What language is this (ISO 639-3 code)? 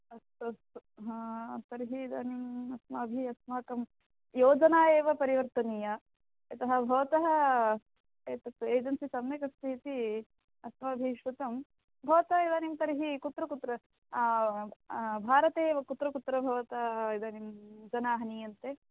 san